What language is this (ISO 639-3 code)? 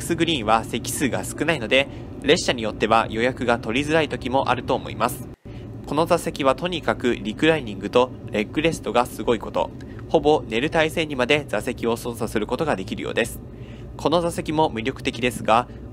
jpn